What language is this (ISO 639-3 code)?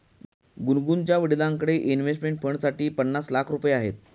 mar